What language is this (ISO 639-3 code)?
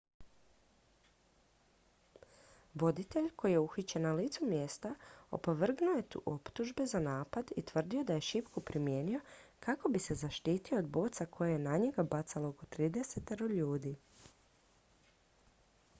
hrv